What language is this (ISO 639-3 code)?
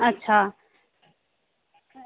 doi